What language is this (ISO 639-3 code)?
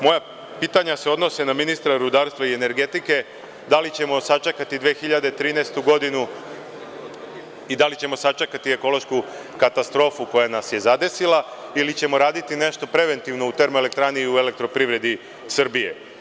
srp